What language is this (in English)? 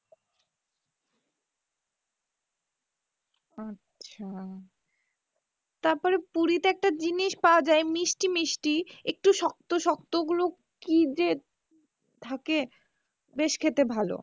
Bangla